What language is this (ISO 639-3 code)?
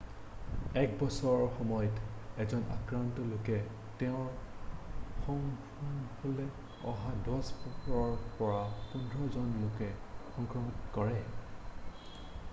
asm